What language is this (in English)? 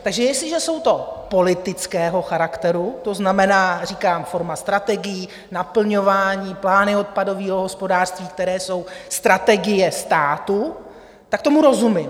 Czech